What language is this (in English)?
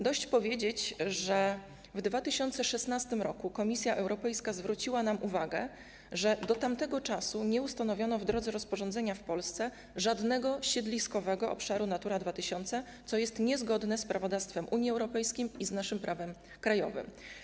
Polish